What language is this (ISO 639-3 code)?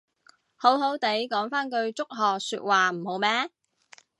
yue